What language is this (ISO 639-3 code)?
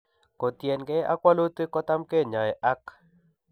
kln